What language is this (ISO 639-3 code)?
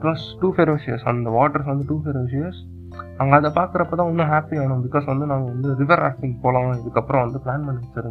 tam